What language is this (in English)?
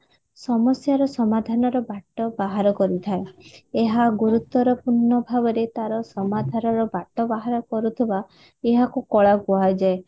Odia